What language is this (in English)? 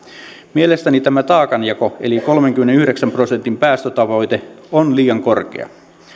Finnish